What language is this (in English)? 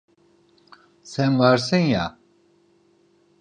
Turkish